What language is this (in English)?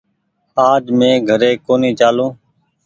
Goaria